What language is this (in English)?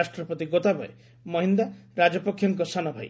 Odia